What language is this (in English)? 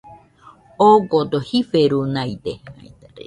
Nüpode Huitoto